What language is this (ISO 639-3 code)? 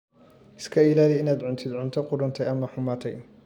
som